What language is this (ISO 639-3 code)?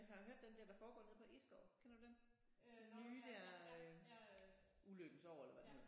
dan